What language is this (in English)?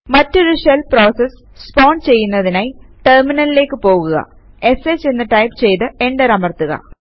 Malayalam